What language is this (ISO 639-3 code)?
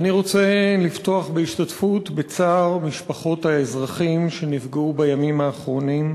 heb